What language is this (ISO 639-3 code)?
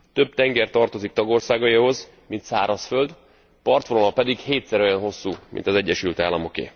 hun